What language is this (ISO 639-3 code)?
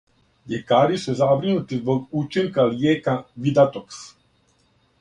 srp